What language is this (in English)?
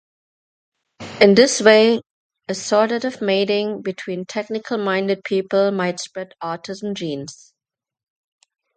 English